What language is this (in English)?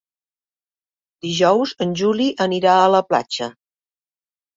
Catalan